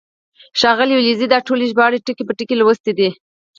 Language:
Pashto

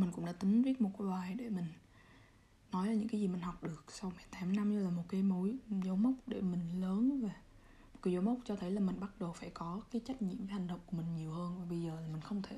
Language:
Vietnamese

